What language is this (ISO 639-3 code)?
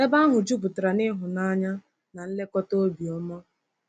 ibo